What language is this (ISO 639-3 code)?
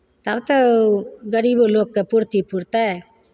mai